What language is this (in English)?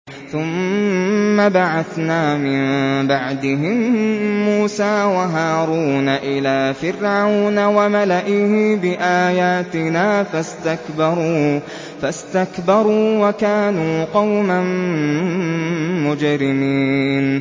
Arabic